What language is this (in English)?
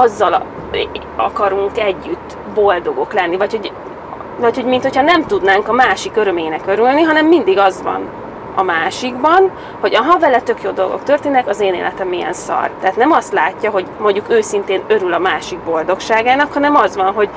Hungarian